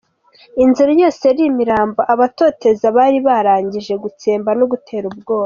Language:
Kinyarwanda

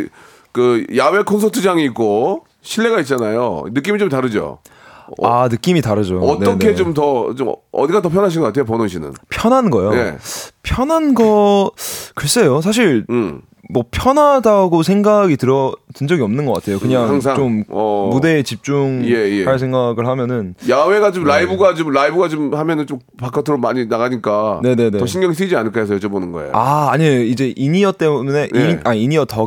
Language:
Korean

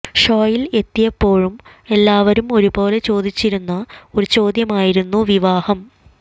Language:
Malayalam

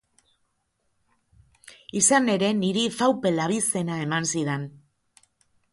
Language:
Basque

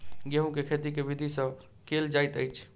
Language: Maithili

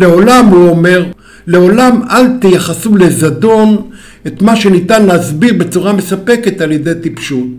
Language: Hebrew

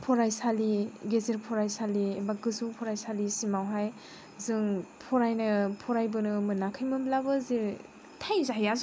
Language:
Bodo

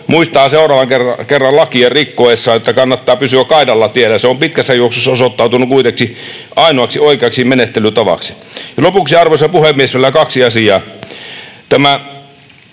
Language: Finnish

